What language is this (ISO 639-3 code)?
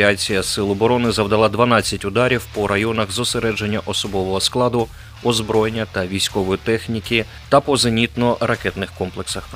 ukr